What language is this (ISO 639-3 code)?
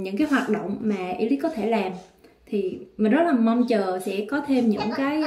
vie